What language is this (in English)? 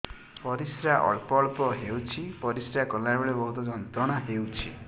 Odia